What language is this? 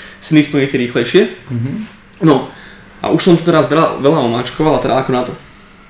Slovak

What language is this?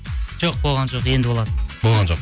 Kazakh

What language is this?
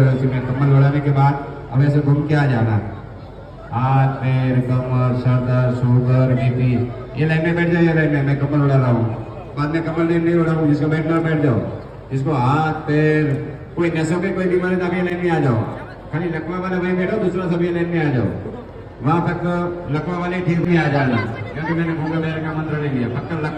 Hindi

